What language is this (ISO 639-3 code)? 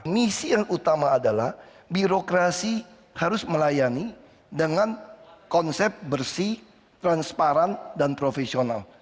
ind